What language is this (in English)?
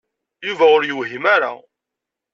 Kabyle